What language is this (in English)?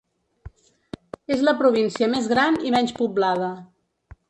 Catalan